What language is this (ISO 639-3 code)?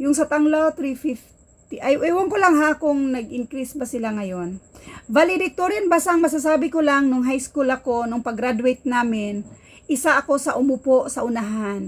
fil